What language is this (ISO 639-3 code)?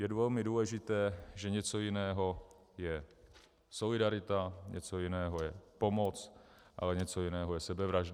ces